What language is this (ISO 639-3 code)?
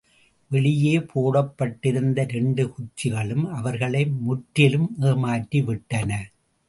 tam